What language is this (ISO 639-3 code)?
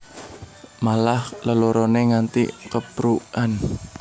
jav